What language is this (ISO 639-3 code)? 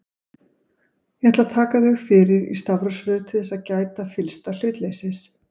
isl